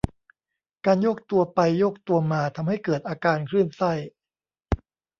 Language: Thai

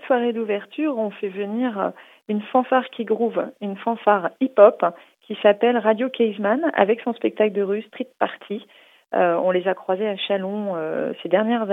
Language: French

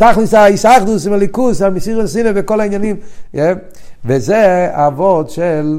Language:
Hebrew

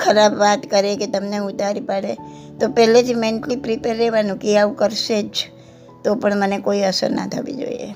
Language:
Gujarati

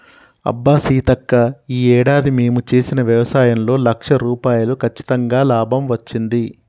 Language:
Telugu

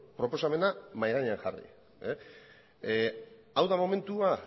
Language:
Basque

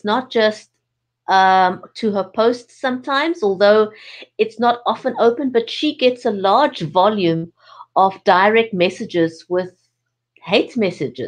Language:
English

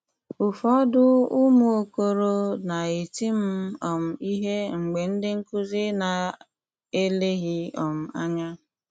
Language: Igbo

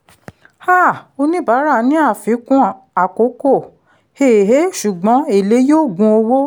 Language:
Yoruba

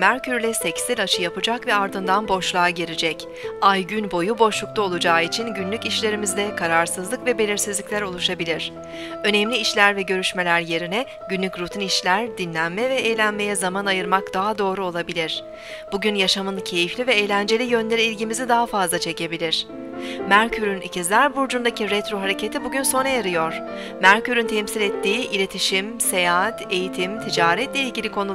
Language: Turkish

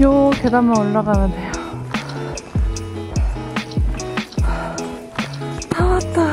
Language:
Korean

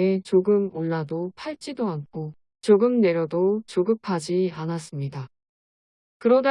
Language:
Korean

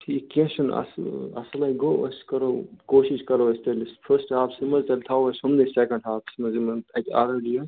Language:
Kashmiri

